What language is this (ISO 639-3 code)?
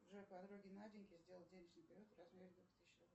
rus